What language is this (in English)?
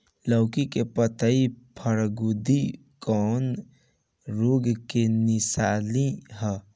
Bhojpuri